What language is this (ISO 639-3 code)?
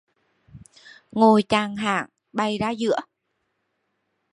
vie